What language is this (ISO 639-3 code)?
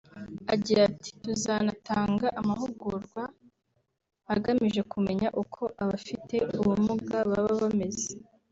kin